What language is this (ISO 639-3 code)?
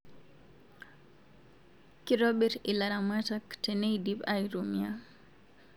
mas